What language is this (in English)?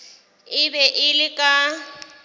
Northern Sotho